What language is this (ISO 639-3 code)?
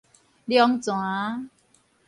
nan